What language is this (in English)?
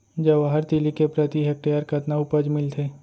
Chhattisgarhi